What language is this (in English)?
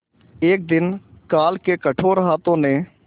Hindi